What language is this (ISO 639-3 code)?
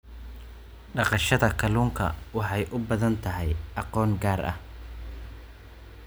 som